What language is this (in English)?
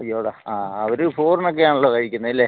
Malayalam